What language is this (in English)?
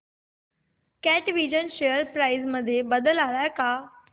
Marathi